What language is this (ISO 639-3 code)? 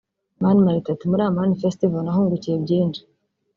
kin